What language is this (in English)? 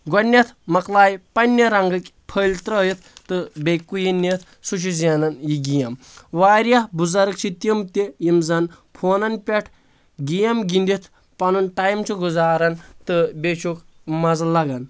Kashmiri